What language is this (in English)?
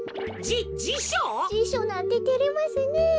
Japanese